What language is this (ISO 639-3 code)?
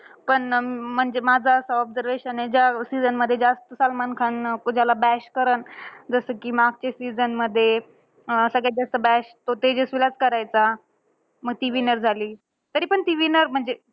mar